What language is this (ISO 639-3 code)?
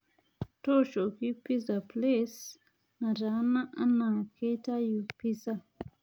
mas